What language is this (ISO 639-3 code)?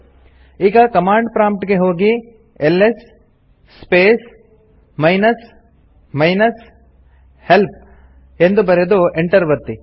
kan